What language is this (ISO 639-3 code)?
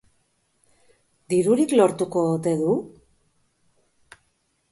eus